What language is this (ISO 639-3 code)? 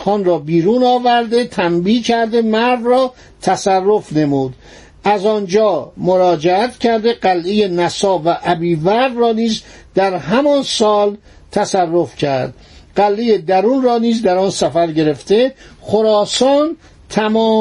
fas